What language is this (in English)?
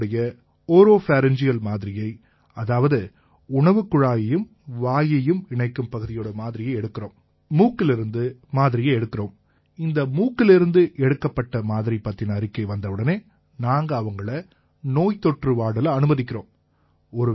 Tamil